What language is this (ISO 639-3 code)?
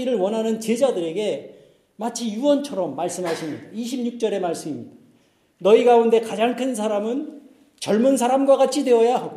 kor